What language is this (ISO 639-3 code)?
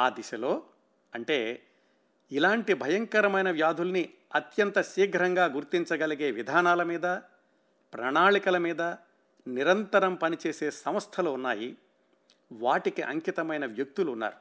tel